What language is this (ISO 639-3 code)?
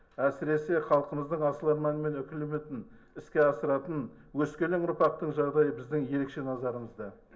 kaz